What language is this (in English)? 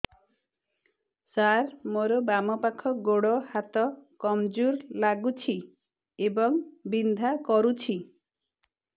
Odia